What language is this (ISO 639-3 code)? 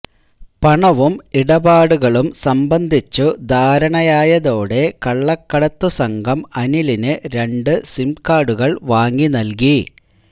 mal